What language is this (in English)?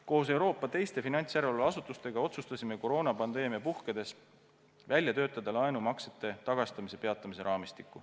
Estonian